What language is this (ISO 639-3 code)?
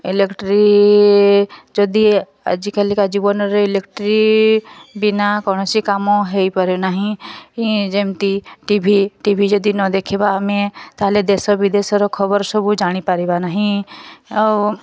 ori